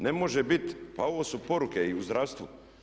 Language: Croatian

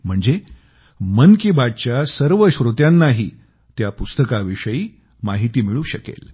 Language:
Marathi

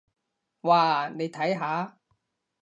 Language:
Cantonese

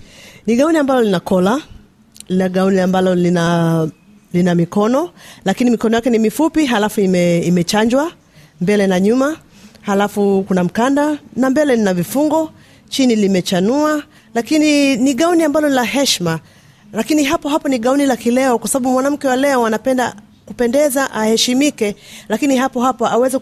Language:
Swahili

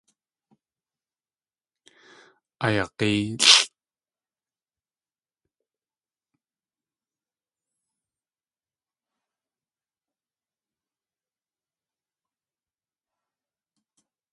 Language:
Tlingit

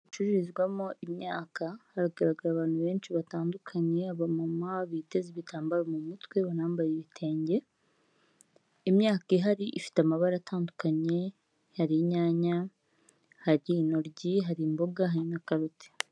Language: Kinyarwanda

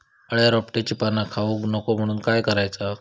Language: Marathi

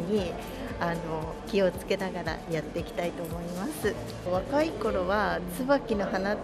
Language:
Japanese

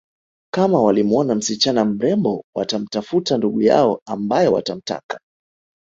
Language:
Swahili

